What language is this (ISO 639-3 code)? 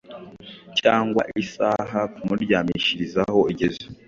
kin